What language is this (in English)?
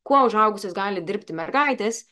Lithuanian